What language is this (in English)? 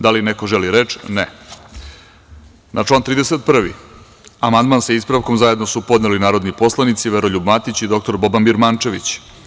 Serbian